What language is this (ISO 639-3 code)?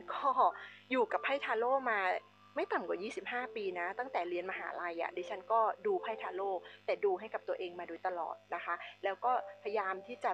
tha